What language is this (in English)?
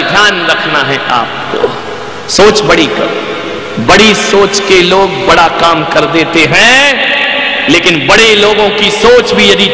Hindi